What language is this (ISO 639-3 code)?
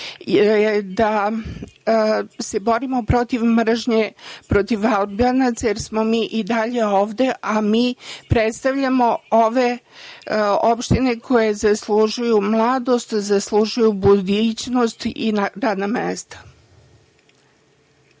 srp